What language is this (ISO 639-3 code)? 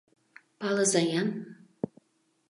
chm